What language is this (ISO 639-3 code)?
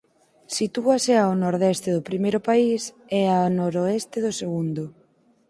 glg